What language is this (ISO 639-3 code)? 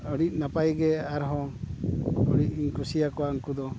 sat